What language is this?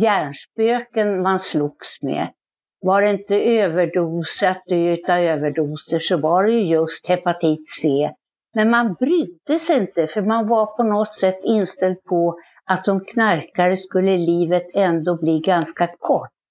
Swedish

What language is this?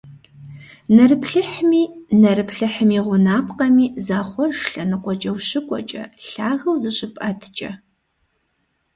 Kabardian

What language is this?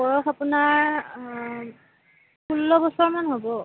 Assamese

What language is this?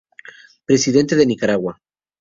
Spanish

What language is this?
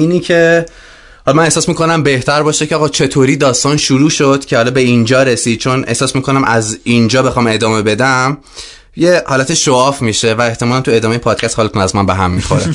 Persian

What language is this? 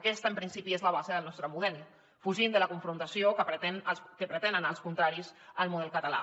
Catalan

